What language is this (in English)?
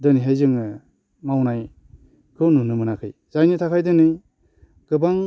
Bodo